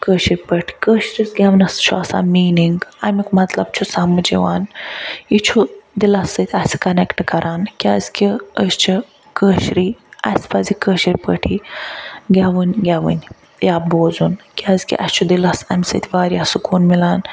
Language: Kashmiri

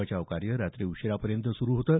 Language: Marathi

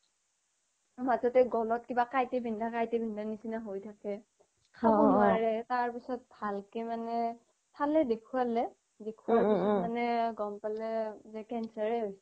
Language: Assamese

